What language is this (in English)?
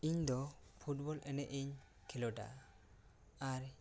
Santali